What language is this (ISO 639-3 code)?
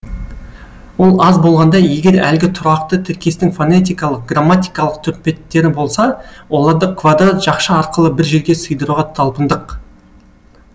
kaz